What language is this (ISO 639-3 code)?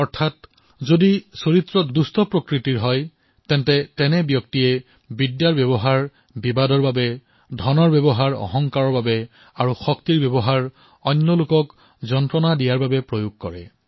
asm